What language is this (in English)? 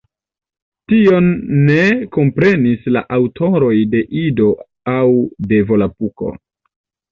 Esperanto